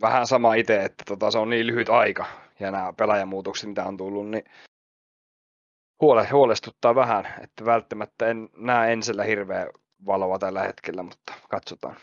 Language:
Finnish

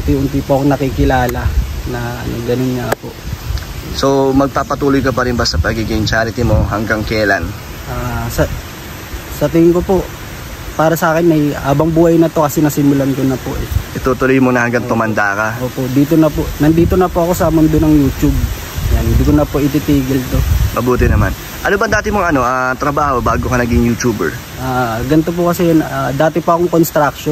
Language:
Filipino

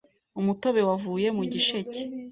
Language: Kinyarwanda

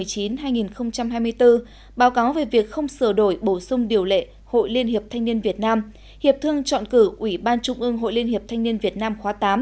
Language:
Vietnamese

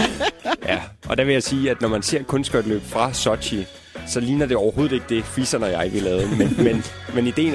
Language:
Danish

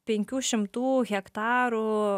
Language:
Lithuanian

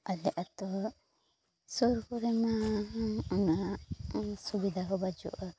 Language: Santali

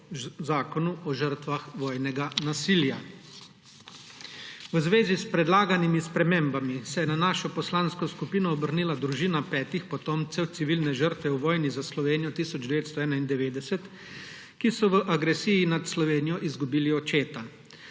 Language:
Slovenian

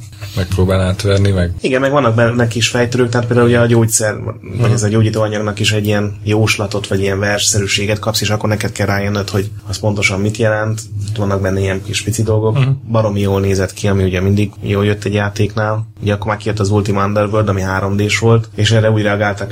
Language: Hungarian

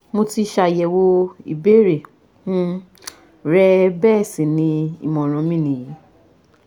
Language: Yoruba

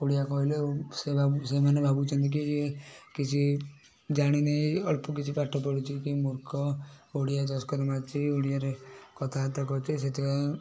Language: Odia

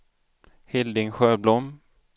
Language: Swedish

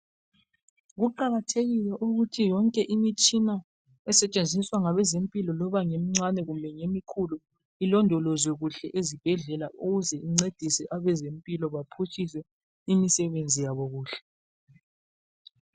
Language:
North Ndebele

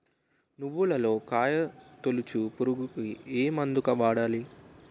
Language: Telugu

